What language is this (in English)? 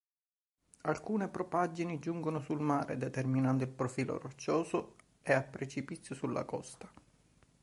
Italian